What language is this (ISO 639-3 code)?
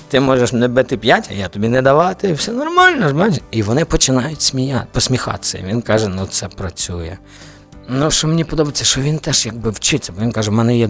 ukr